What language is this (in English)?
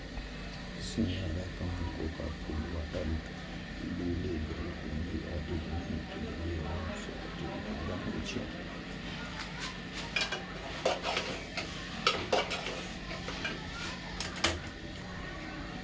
Maithili